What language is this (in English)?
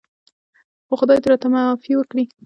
Pashto